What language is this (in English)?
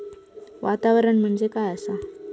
Marathi